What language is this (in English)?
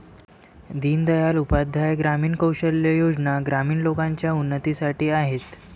Marathi